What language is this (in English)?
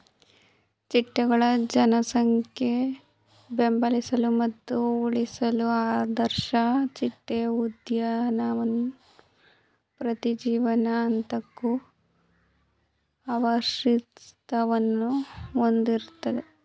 Kannada